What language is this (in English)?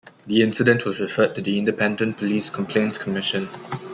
English